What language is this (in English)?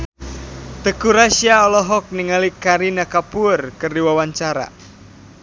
Sundanese